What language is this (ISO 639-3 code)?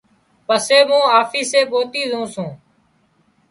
kxp